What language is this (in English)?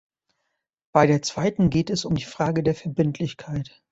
German